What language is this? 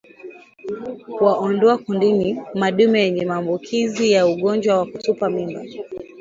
Swahili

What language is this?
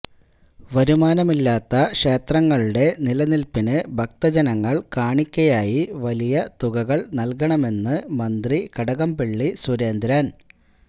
Malayalam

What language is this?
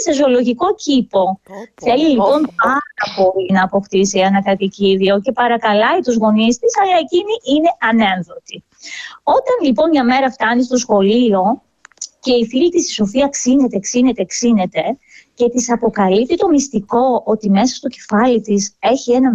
Greek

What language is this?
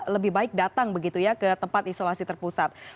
Indonesian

